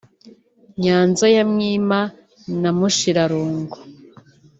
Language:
Kinyarwanda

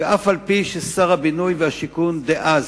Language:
Hebrew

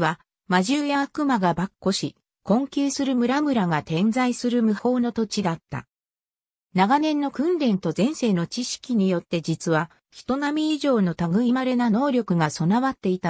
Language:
Japanese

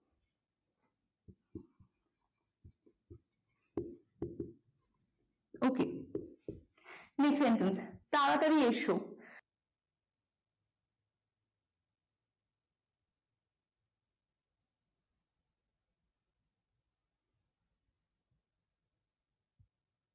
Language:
Bangla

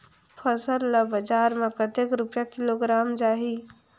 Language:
Chhattisgarhi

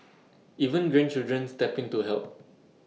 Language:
English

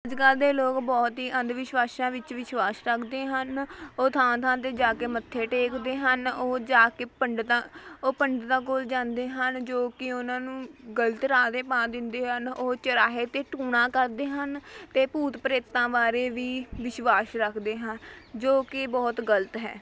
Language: Punjabi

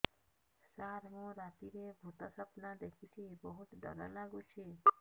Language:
Odia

